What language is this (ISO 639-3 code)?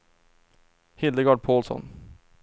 swe